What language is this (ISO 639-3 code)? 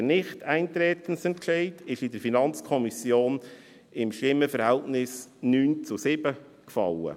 gsw